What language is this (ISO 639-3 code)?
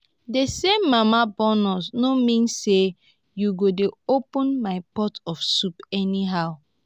pcm